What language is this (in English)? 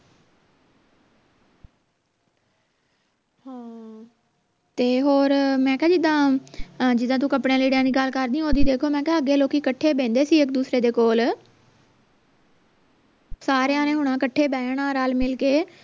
Punjabi